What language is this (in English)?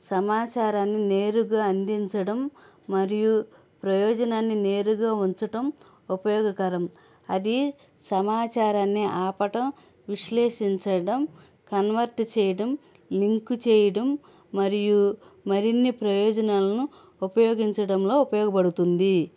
Telugu